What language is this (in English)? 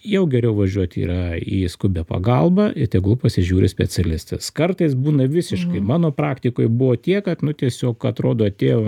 Lithuanian